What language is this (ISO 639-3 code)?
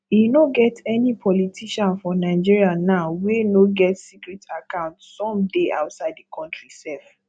pcm